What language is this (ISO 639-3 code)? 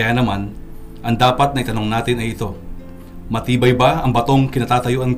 fil